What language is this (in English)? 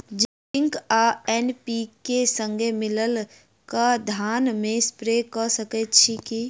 Maithili